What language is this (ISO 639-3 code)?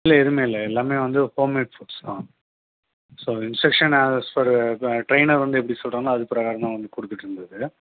tam